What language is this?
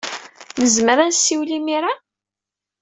Kabyle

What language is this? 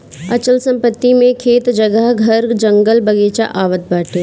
Bhojpuri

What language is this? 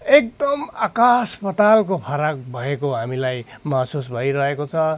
Nepali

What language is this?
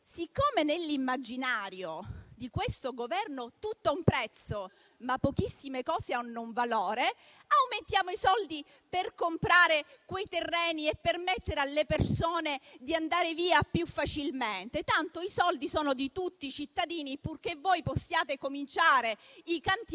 Italian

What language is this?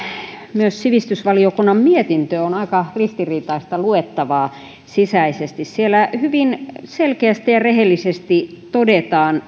Finnish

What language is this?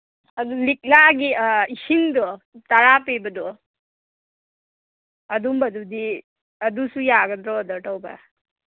Manipuri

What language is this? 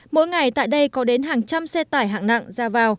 Vietnamese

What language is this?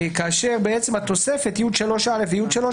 Hebrew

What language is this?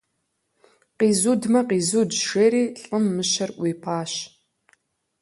Kabardian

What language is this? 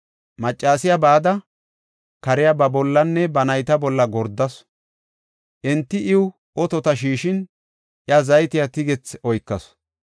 Gofa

